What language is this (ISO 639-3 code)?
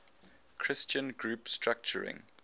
eng